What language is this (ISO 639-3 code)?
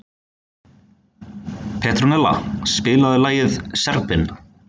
isl